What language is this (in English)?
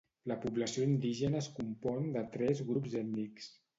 Catalan